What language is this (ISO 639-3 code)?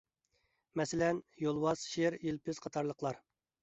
uig